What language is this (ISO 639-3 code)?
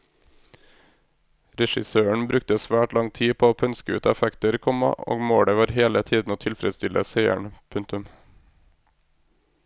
nor